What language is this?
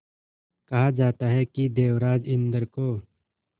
Hindi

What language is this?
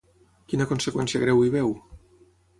Catalan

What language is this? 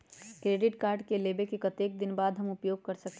Magahi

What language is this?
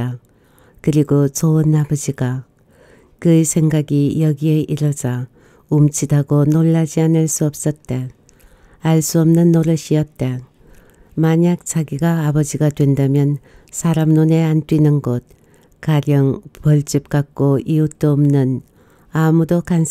Korean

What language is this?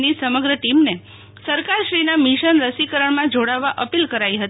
Gujarati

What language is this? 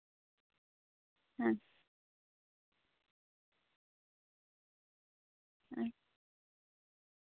Santali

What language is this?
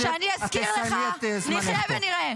Hebrew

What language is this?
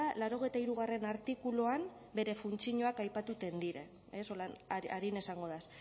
Basque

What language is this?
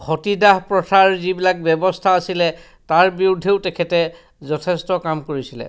Assamese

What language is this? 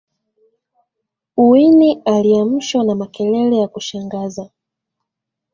Swahili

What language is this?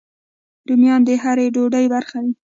Pashto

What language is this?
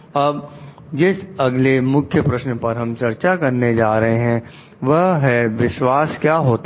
Hindi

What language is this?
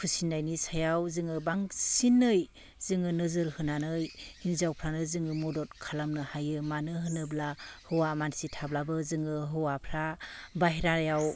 Bodo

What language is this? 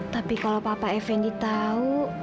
Indonesian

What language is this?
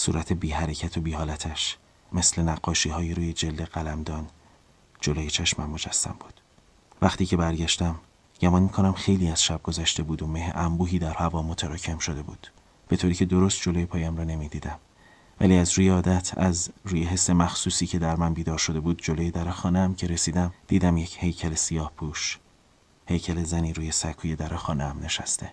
Persian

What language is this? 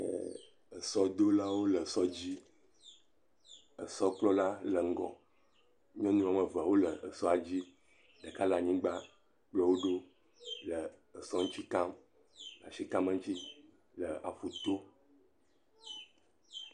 Ewe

